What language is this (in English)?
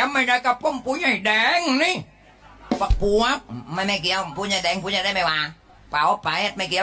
Thai